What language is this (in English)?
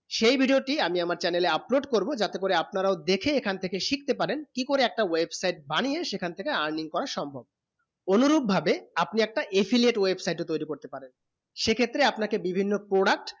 Bangla